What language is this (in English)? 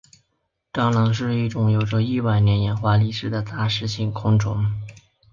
Chinese